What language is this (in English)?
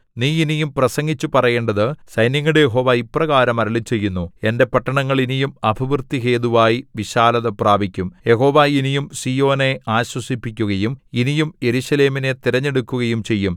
Malayalam